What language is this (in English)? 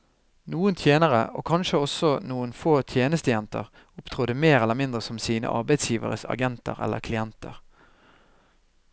Norwegian